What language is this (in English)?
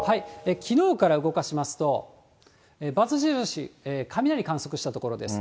Japanese